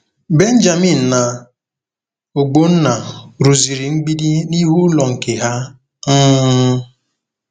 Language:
Igbo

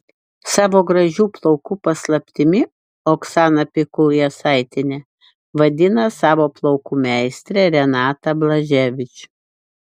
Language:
Lithuanian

